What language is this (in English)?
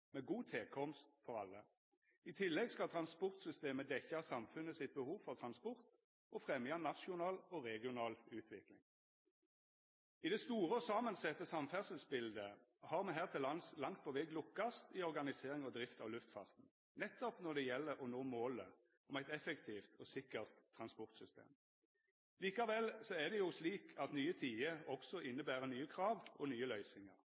Norwegian Nynorsk